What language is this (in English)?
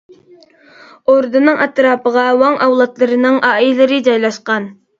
Uyghur